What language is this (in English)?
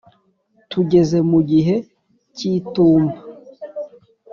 Kinyarwanda